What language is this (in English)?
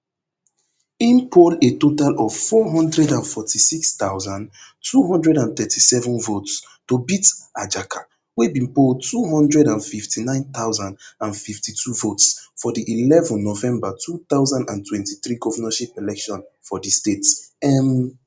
Nigerian Pidgin